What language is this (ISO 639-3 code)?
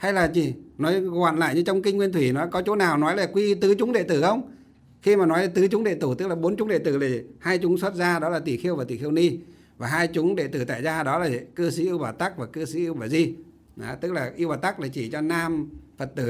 vie